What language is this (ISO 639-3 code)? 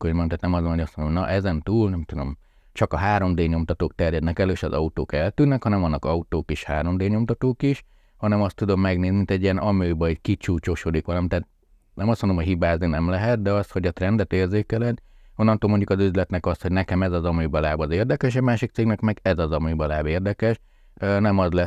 hun